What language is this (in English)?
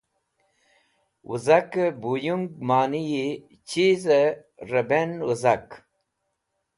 Wakhi